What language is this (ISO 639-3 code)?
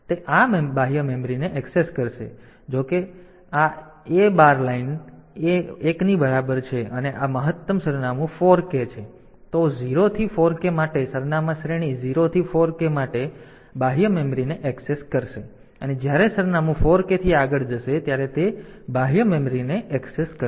guj